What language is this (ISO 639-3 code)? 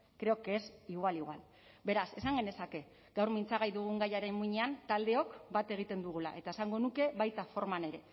eus